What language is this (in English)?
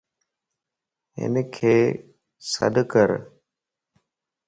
Lasi